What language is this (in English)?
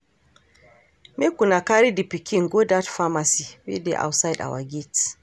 Nigerian Pidgin